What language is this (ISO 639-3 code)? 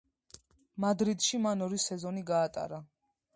kat